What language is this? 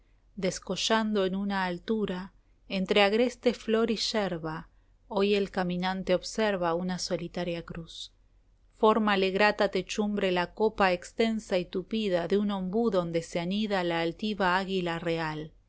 Spanish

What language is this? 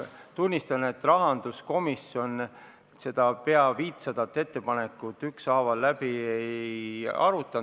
Estonian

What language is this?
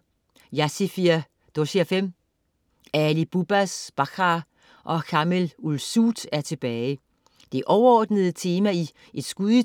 Danish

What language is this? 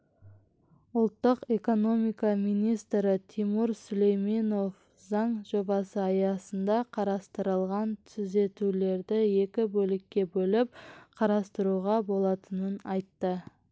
Kazakh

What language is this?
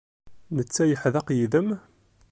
Kabyle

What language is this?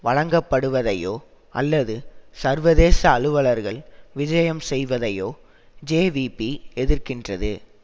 Tamil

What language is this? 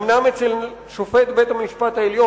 Hebrew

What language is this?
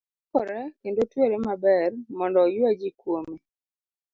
Luo (Kenya and Tanzania)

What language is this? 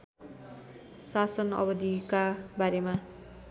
Nepali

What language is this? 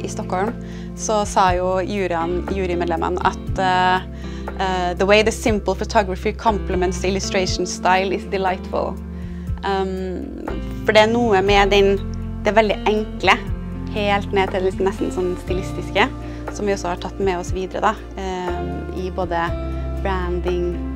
Norwegian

